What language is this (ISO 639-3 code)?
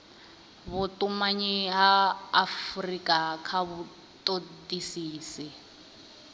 ven